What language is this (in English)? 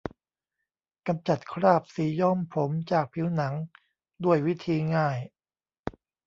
Thai